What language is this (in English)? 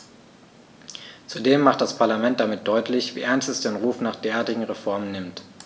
German